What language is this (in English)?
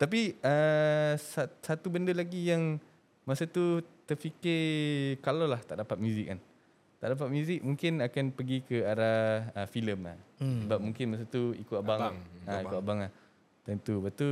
Malay